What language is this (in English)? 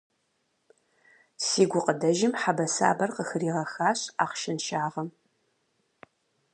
Kabardian